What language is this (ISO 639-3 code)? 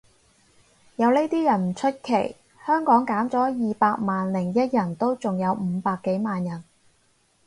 yue